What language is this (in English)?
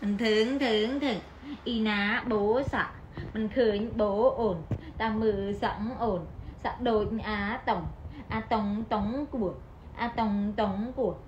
Vietnamese